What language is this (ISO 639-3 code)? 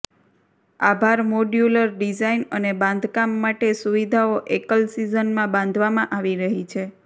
guj